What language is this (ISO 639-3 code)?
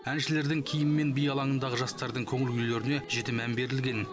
kaz